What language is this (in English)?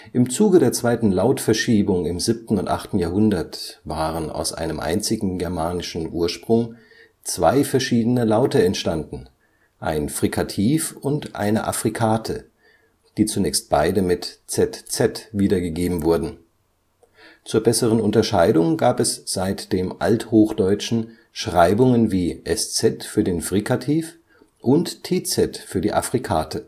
German